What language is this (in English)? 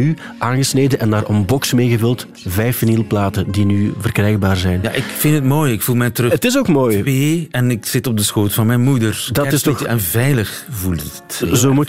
Dutch